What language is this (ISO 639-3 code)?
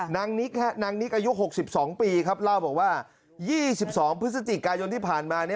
tha